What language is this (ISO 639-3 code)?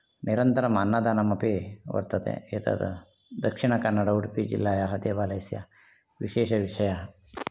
san